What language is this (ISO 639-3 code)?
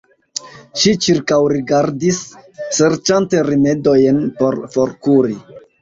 epo